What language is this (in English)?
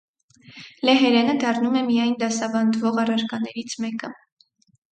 Armenian